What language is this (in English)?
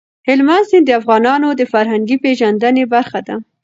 Pashto